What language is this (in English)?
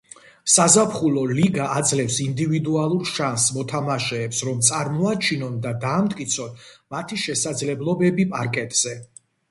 Georgian